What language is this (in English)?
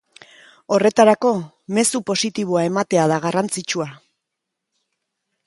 Basque